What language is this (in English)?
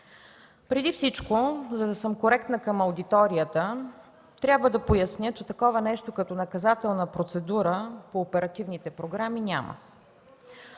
Bulgarian